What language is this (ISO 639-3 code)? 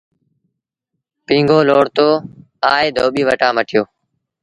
sbn